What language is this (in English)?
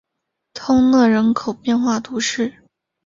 Chinese